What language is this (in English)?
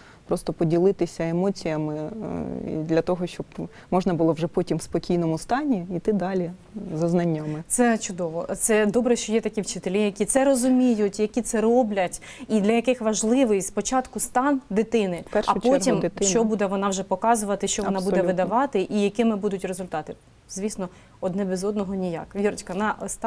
Ukrainian